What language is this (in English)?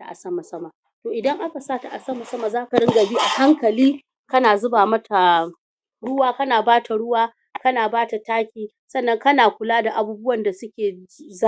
Hausa